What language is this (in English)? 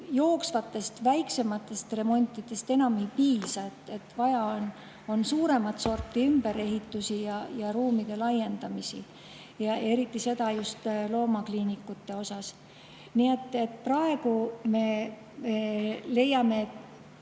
Estonian